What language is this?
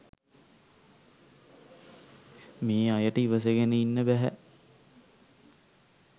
Sinhala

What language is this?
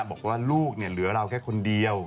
Thai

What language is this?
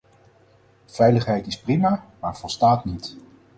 Dutch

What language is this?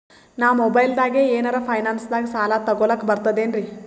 Kannada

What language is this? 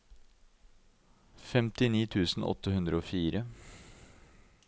Norwegian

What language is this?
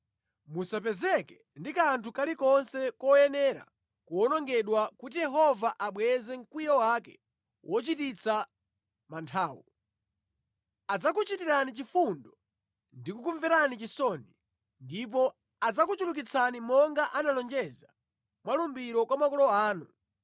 Nyanja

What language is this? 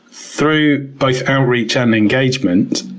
English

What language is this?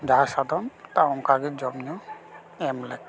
Santali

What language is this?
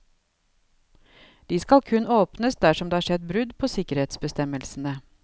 Norwegian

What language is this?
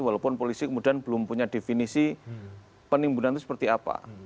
Indonesian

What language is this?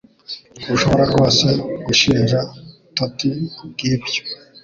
Kinyarwanda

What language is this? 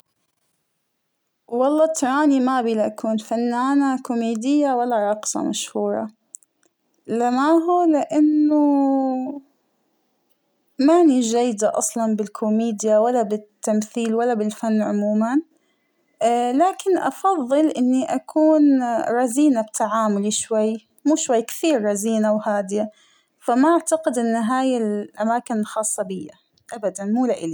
Hijazi Arabic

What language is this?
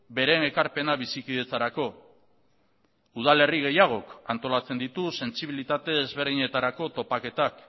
Basque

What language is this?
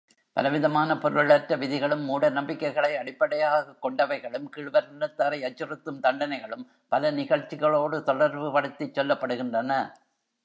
Tamil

